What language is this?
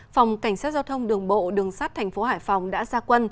Vietnamese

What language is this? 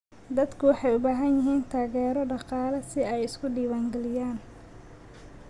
Somali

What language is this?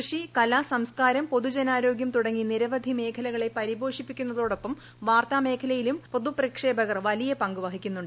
Malayalam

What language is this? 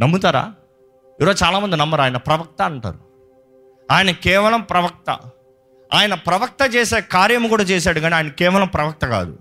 Telugu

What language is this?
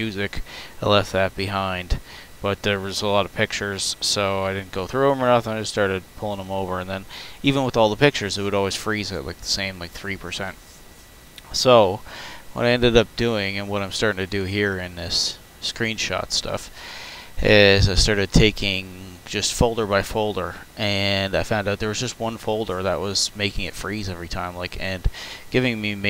English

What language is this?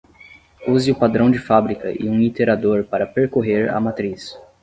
Portuguese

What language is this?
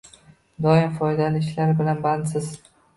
Uzbek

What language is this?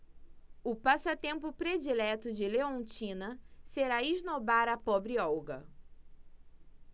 Portuguese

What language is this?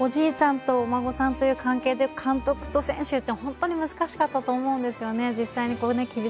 Japanese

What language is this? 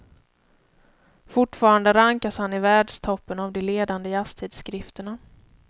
Swedish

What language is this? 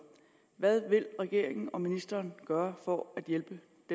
Danish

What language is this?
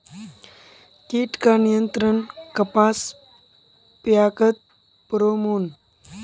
Magahi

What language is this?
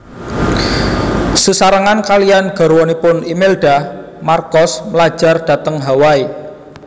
Javanese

